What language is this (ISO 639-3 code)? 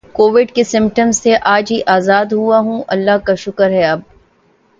urd